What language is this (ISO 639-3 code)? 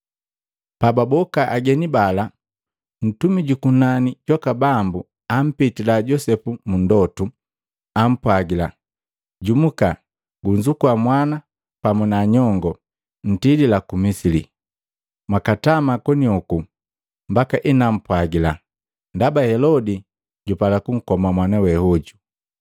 mgv